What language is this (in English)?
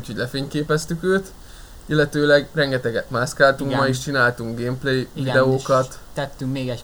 Hungarian